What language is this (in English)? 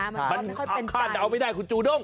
Thai